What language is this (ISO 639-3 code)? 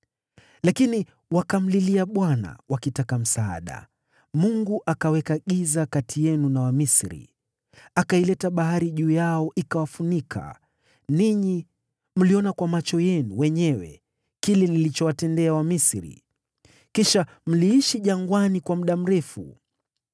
swa